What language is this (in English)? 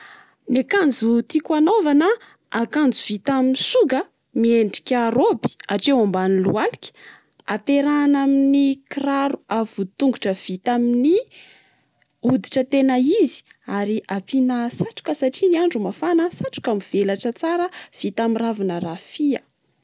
Malagasy